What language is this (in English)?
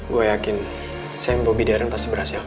Indonesian